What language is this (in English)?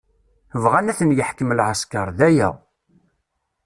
Kabyle